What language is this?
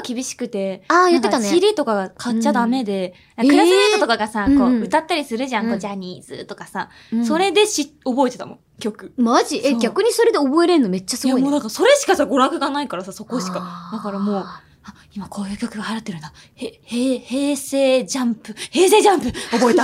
Japanese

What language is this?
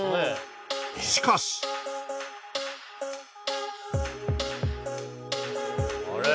Japanese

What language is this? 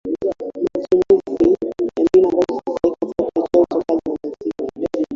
Swahili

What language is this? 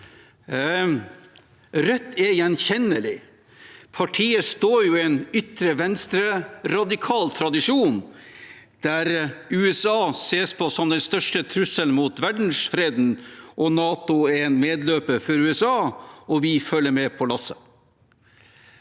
Norwegian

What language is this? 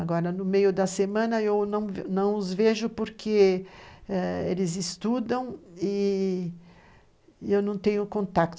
Portuguese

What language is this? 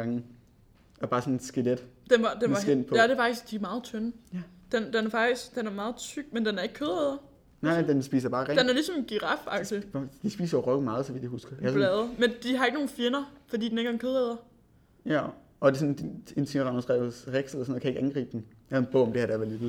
Danish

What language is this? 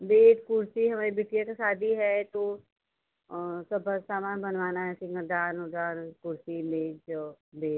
Hindi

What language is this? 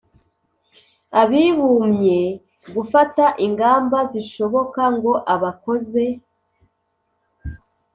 Kinyarwanda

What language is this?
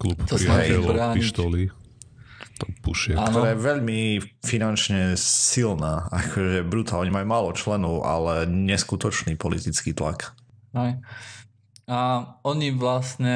Slovak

